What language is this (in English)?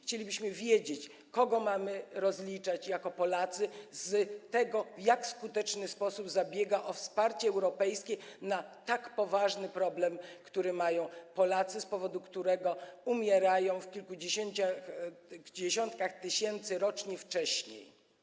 Polish